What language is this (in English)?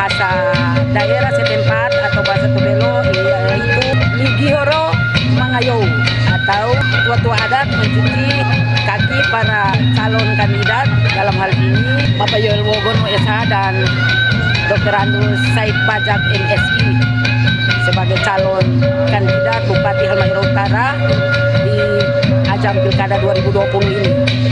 Indonesian